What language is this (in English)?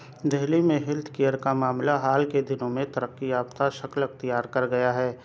Urdu